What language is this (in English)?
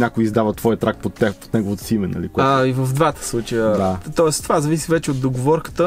Bulgarian